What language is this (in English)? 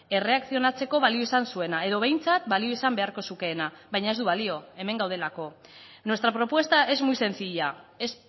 Basque